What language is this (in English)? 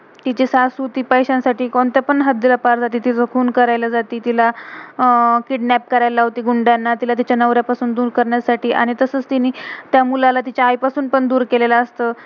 Marathi